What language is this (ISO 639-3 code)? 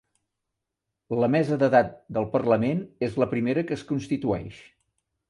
cat